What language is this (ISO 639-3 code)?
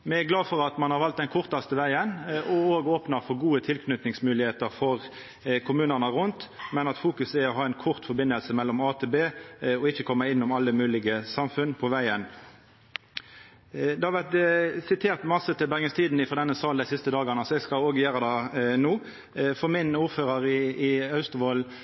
nno